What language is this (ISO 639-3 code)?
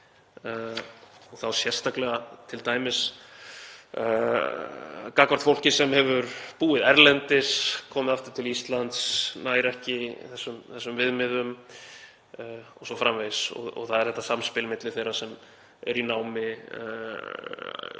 isl